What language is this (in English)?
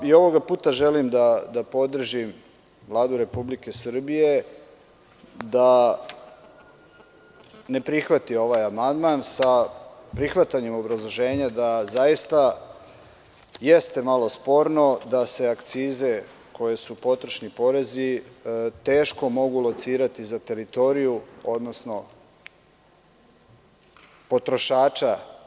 Serbian